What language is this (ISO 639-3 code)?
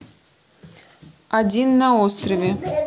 rus